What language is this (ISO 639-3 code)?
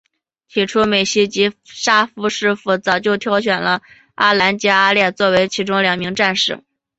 zho